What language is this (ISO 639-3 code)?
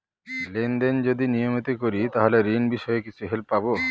ben